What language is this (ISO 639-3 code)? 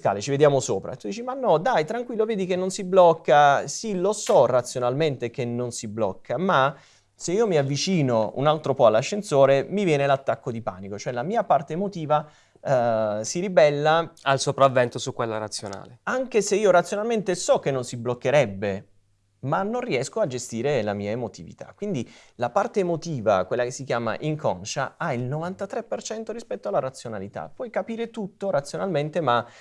ita